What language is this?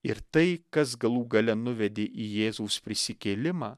Lithuanian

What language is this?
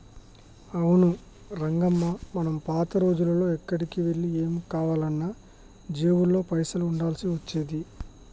Telugu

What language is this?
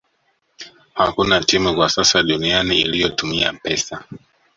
Swahili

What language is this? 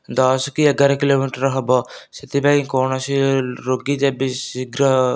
Odia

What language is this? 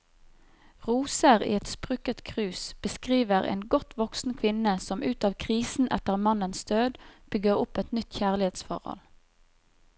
Norwegian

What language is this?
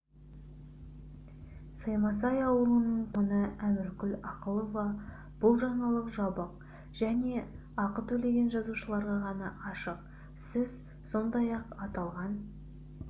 Kazakh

